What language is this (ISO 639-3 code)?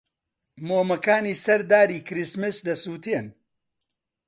ckb